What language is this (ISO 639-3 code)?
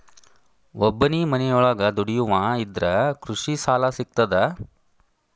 kan